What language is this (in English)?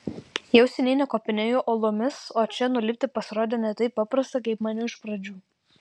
Lithuanian